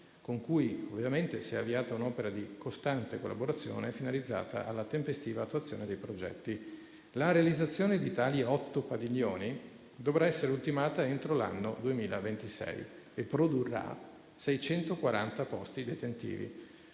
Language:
Italian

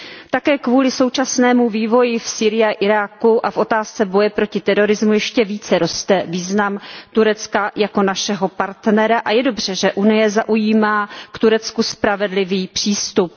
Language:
Czech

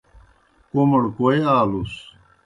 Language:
Kohistani Shina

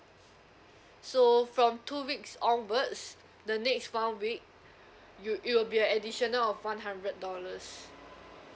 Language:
English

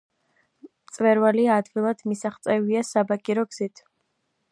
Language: Georgian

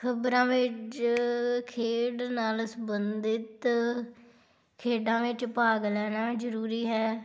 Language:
Punjabi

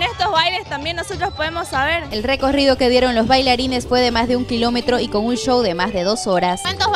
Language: Spanish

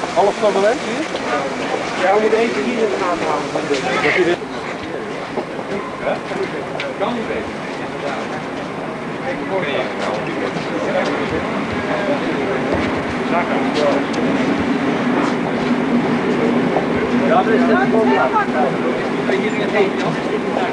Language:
Dutch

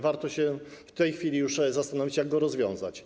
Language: Polish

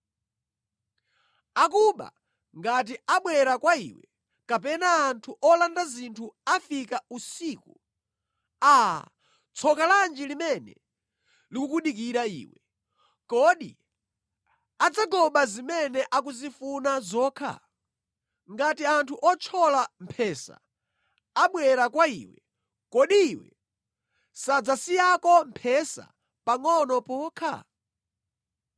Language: Nyanja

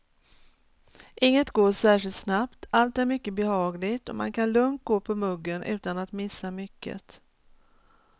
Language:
Swedish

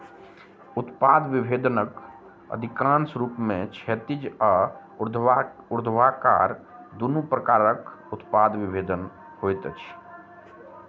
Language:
Maithili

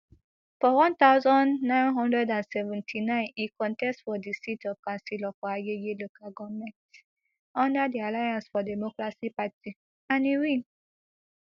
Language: Nigerian Pidgin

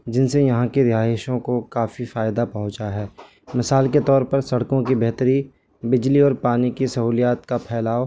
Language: Urdu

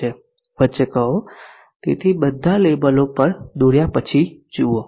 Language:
Gujarati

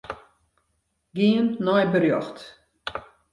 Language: Western Frisian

